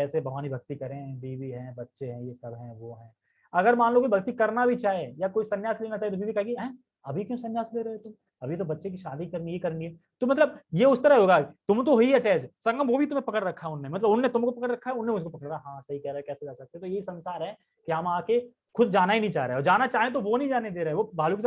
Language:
Hindi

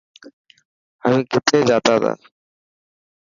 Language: Dhatki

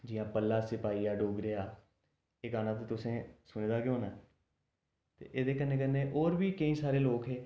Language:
Dogri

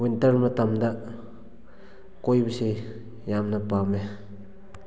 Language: Manipuri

